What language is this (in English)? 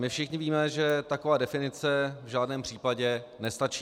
Czech